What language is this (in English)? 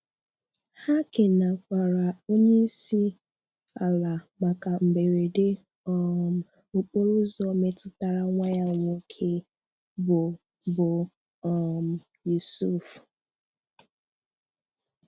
Igbo